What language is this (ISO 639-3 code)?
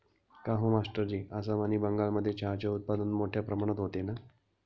mar